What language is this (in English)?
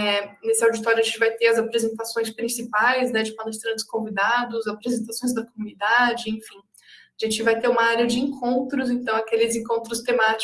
Portuguese